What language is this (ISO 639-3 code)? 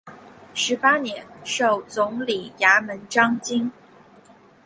zho